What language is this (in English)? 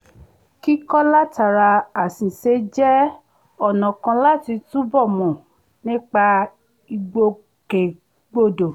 Yoruba